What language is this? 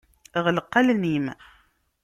Kabyle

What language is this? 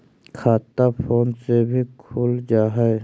Magahi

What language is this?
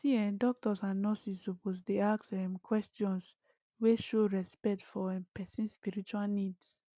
Nigerian Pidgin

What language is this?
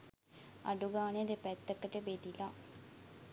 Sinhala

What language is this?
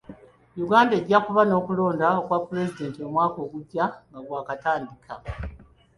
Ganda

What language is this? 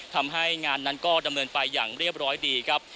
Thai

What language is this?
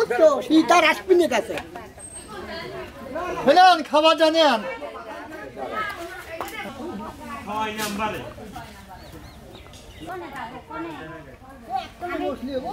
Turkish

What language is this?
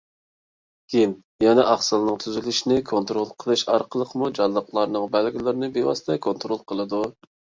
Uyghur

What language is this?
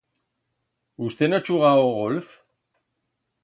Aragonese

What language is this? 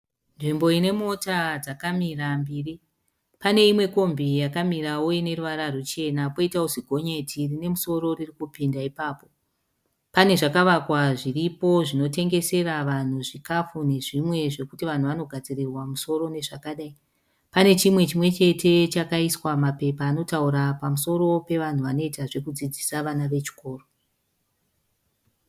Shona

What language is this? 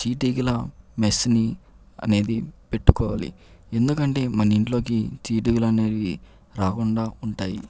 Telugu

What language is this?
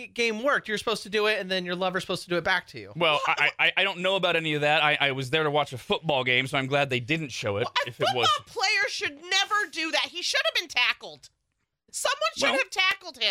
English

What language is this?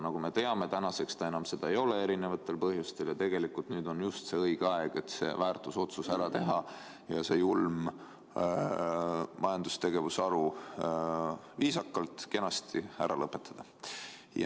Estonian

